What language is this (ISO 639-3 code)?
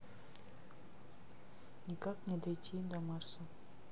rus